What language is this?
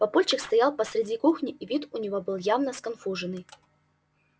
Russian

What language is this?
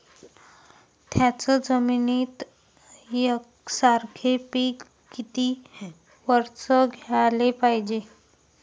Marathi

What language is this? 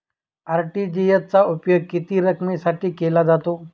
Marathi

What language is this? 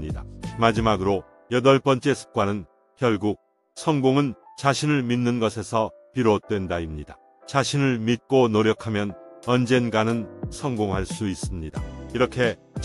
Korean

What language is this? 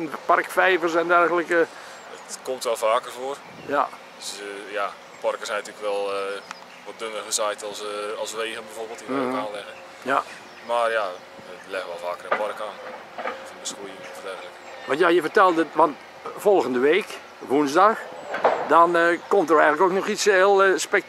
Dutch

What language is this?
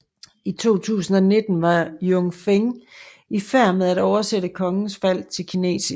Danish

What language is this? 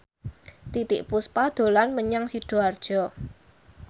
Javanese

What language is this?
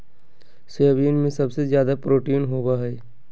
Magahi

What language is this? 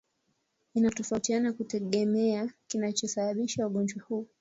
Swahili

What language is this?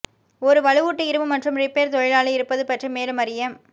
Tamil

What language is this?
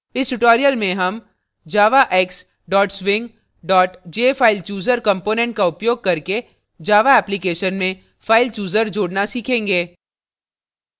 Hindi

